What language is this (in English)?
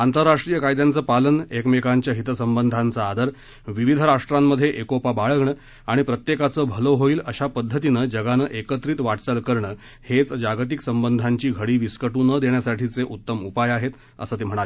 Marathi